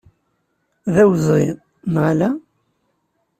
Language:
Kabyle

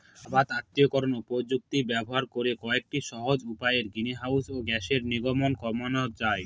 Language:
Bangla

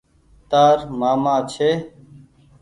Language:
Goaria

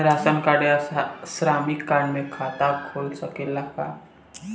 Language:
Bhojpuri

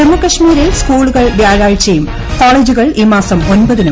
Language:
Malayalam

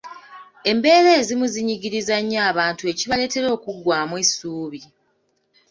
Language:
Ganda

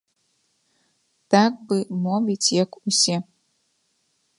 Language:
Belarusian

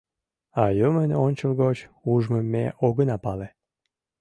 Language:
Mari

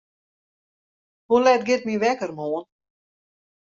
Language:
Western Frisian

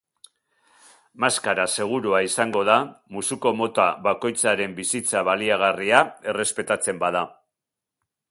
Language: Basque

